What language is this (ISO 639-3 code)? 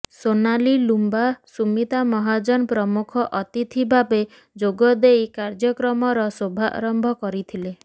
ori